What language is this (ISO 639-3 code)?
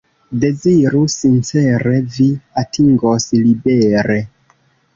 epo